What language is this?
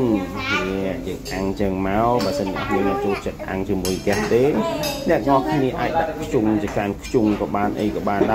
Vietnamese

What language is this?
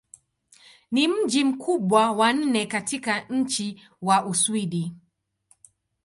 Swahili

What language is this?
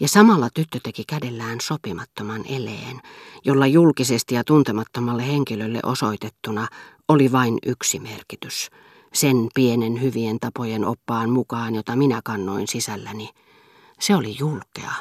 Finnish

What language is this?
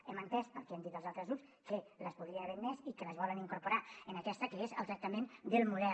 Catalan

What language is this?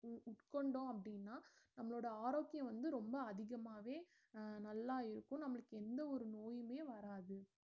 Tamil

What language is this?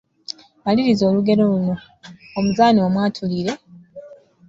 Ganda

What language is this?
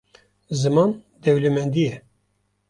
Kurdish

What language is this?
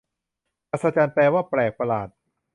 Thai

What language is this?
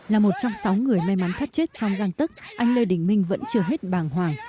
Vietnamese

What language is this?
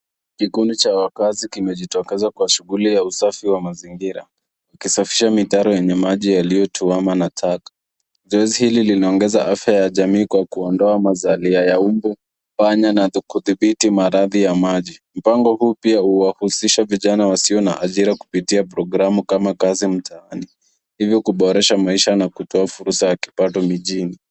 Swahili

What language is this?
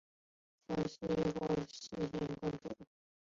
Chinese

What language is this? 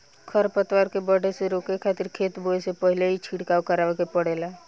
Bhojpuri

